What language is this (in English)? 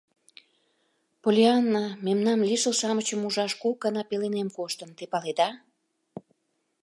Mari